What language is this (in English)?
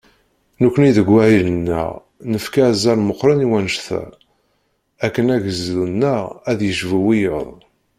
Kabyle